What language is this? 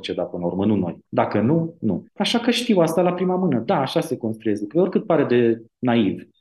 Romanian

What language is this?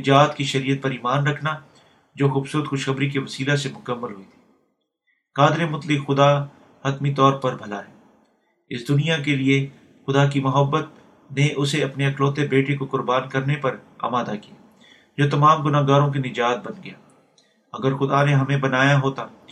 Urdu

